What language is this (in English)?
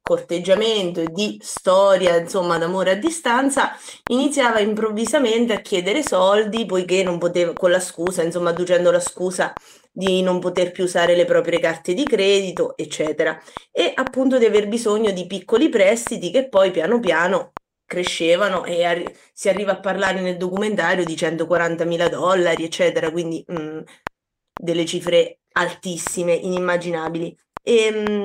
Italian